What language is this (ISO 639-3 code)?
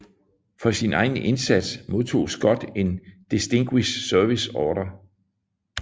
dan